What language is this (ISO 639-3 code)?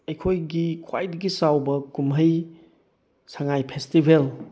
mni